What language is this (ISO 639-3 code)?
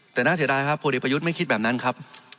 tha